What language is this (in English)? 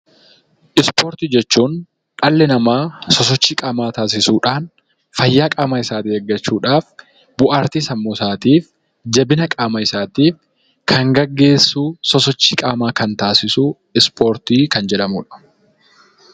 Oromo